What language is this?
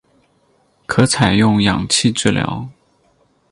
Chinese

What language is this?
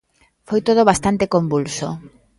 Galician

